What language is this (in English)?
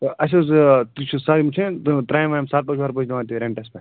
Kashmiri